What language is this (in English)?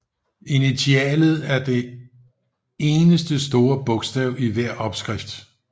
Danish